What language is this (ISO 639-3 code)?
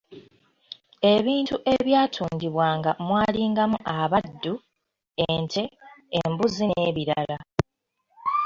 lug